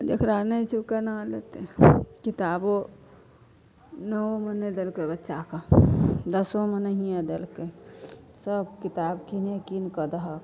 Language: Maithili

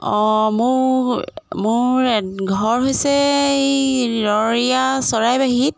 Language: Assamese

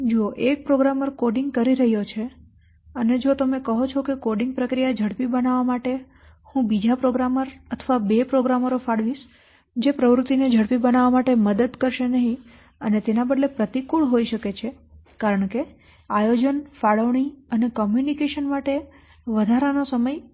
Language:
Gujarati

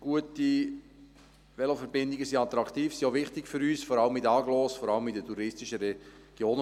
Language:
Swiss German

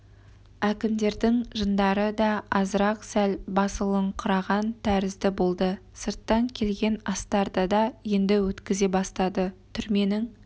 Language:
Kazakh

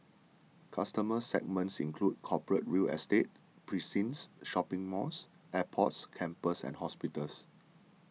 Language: English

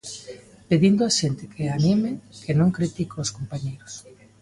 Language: Galician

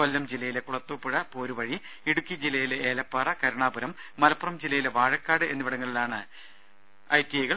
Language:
Malayalam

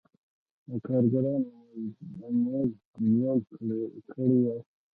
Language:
Pashto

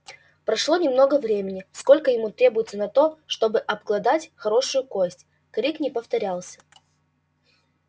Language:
Russian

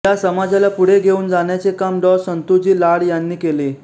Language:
Marathi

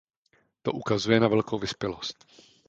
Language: Czech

